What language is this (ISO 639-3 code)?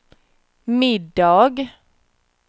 swe